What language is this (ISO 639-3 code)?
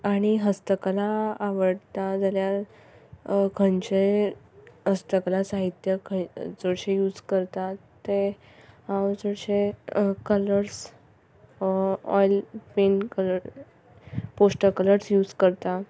kok